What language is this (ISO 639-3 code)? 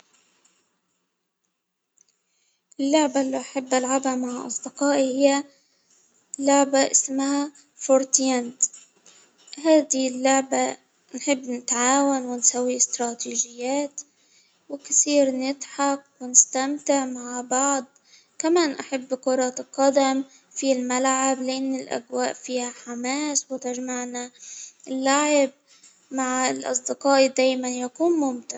acw